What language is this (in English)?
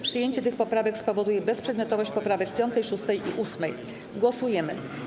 Polish